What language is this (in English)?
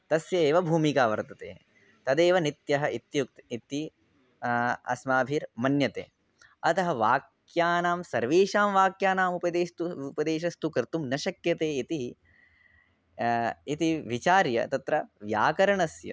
Sanskrit